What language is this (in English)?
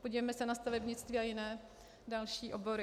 Czech